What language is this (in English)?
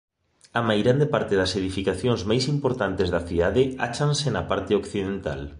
Galician